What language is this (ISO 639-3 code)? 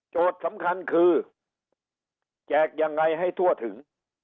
tha